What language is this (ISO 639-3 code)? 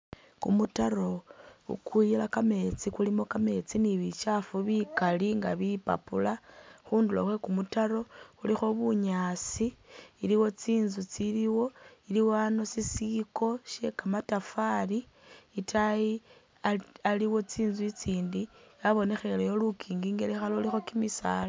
myx